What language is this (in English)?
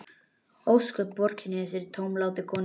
Icelandic